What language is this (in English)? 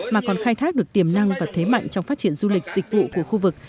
Vietnamese